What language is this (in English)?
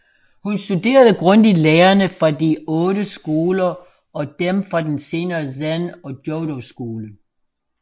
Danish